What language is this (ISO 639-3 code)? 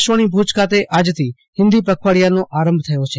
guj